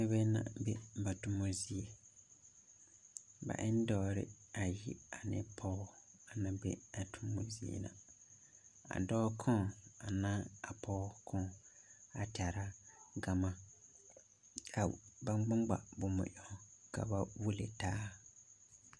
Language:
Southern Dagaare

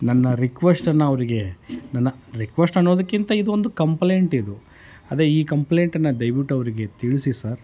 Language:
Kannada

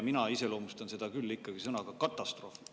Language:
Estonian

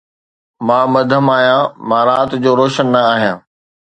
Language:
Sindhi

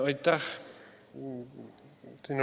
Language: Estonian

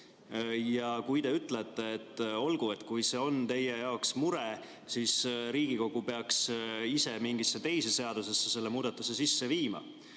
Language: Estonian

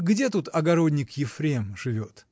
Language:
Russian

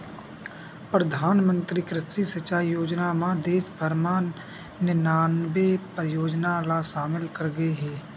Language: Chhattisgarhi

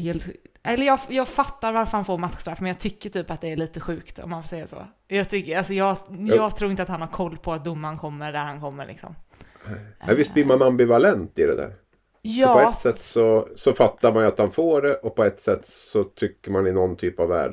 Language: Swedish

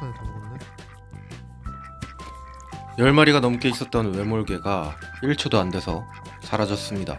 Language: Korean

